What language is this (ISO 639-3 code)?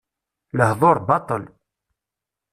kab